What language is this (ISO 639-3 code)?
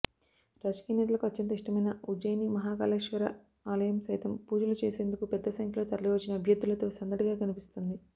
tel